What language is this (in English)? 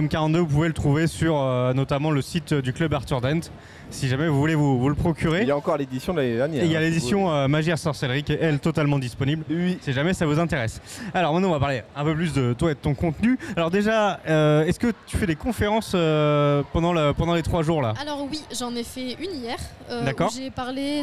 French